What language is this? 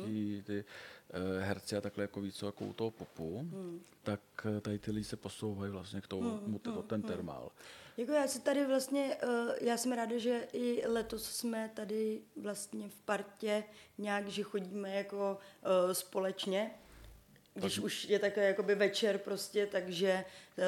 Czech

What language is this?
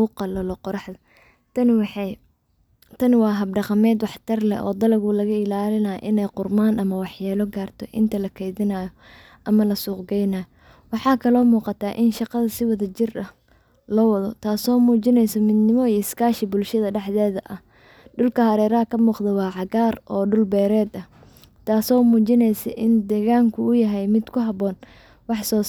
Somali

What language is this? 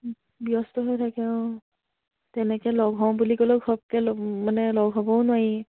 Assamese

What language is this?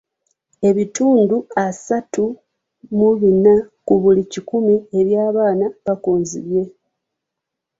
Ganda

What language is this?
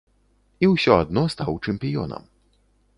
Belarusian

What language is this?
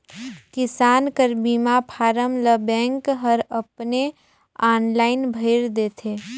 Chhattisgarhi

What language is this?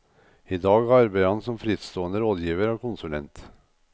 Norwegian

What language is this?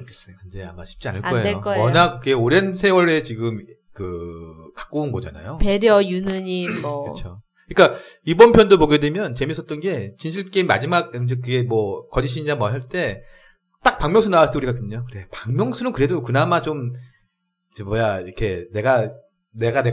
Korean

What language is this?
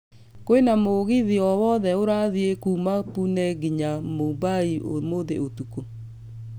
Kikuyu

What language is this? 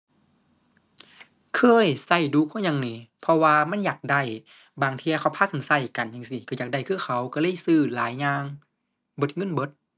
Thai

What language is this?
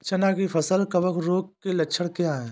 Hindi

